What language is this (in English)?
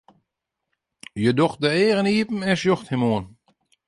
Western Frisian